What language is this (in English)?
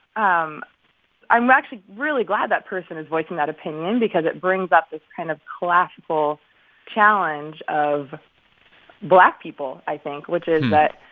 English